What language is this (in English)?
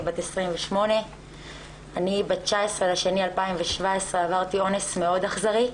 Hebrew